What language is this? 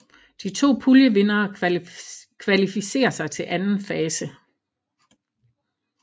Danish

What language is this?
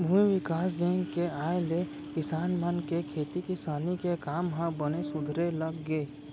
Chhattisgarhi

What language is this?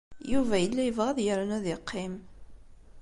Kabyle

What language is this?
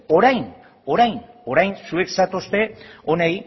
Basque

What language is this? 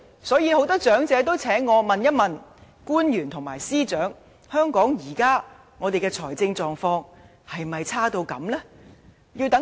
Cantonese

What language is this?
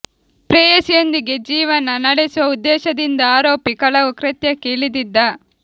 Kannada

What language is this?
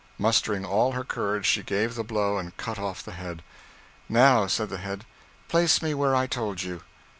English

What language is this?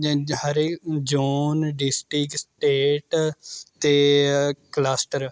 Punjabi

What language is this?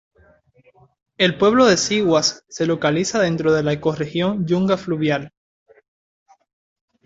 Spanish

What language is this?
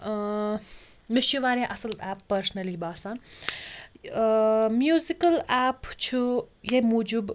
Kashmiri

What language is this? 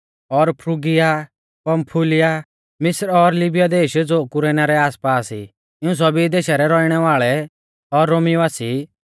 Mahasu Pahari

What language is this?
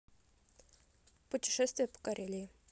Russian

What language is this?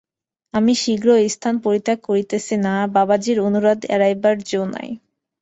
Bangla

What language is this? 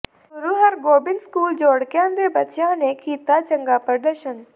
Punjabi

